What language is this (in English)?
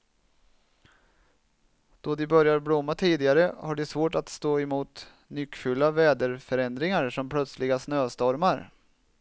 Swedish